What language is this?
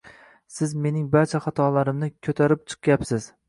Uzbek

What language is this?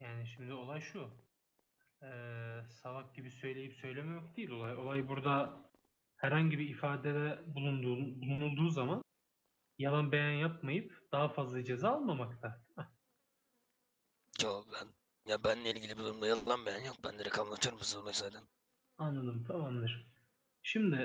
Turkish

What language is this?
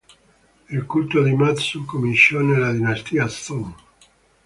Italian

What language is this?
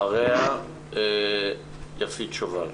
Hebrew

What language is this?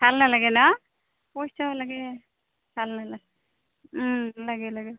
Assamese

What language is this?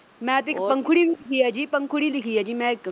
Punjabi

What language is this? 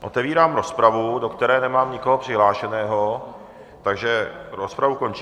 Czech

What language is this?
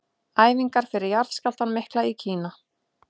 Icelandic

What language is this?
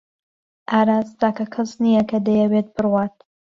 Central Kurdish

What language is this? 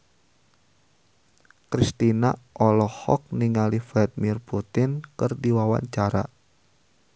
Sundanese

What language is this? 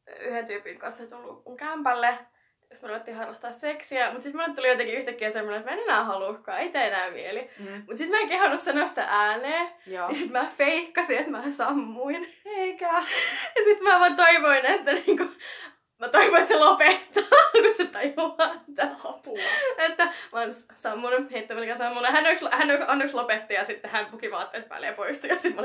Finnish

